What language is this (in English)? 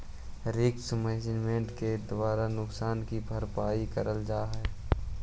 Magahi